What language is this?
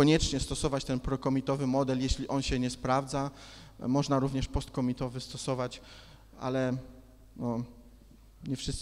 Polish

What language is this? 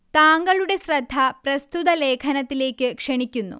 Malayalam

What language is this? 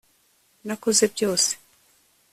Kinyarwanda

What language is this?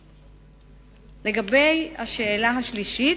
Hebrew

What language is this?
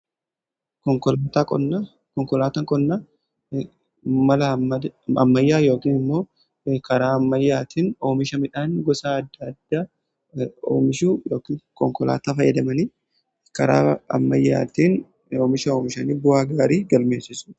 Oromo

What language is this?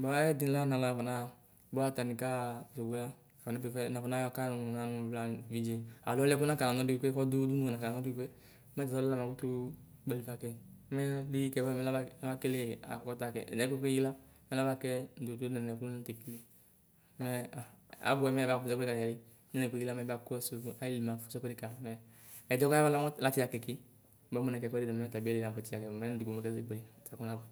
Ikposo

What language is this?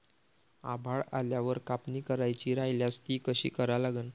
Marathi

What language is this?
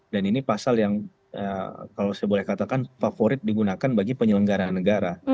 Indonesian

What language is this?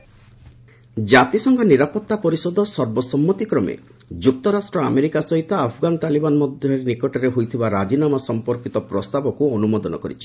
Odia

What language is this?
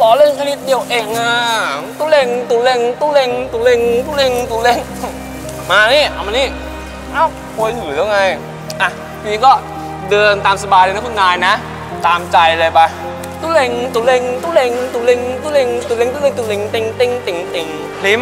Thai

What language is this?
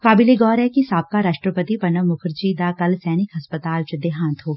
Punjabi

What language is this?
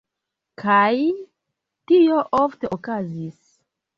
Esperanto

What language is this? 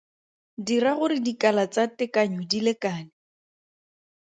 Tswana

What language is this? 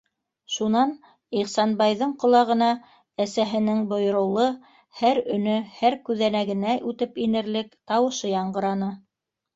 Bashkir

